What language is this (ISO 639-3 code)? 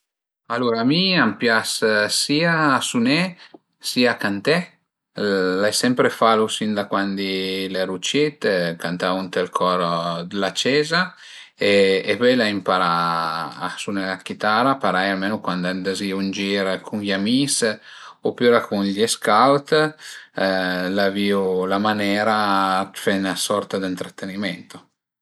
pms